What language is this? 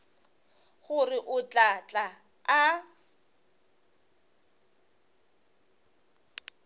Northern Sotho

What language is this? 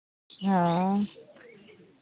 Santali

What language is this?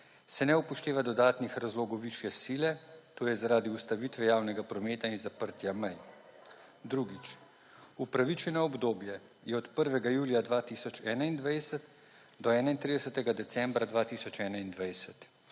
Slovenian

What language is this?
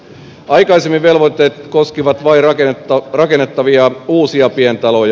Finnish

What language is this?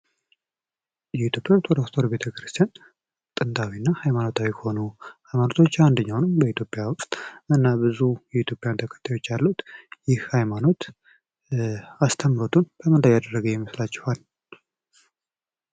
Amharic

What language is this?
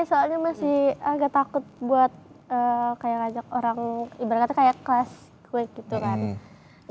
Indonesian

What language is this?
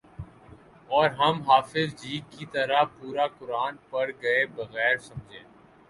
Urdu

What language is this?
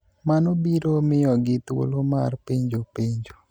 Luo (Kenya and Tanzania)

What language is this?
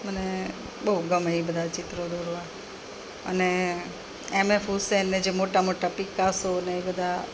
Gujarati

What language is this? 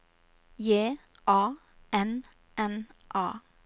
Norwegian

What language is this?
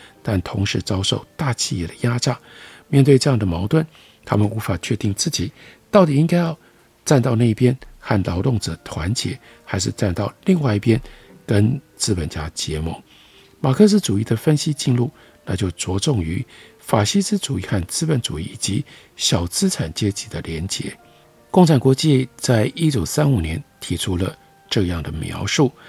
Chinese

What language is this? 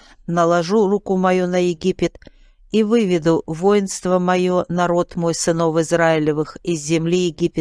Russian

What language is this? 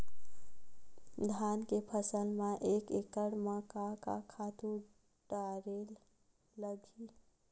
Chhattisgarhi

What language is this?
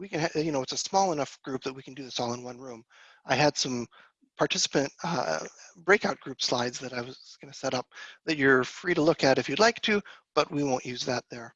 English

